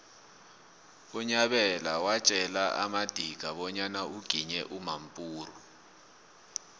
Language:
South Ndebele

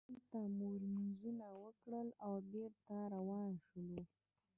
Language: Pashto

